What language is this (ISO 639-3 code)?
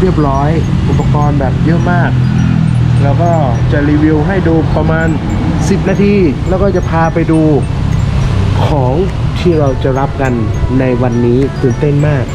tha